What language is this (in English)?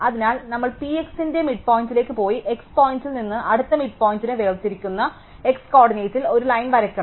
Malayalam